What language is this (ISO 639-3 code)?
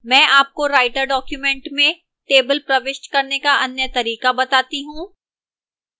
hin